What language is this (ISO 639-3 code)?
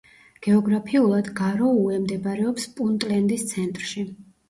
kat